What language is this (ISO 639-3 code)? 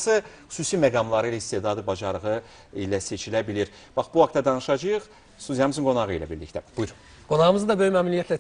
tur